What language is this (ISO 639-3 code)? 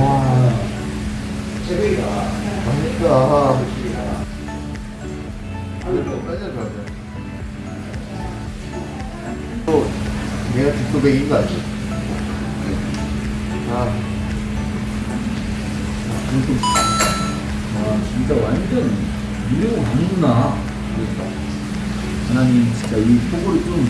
kor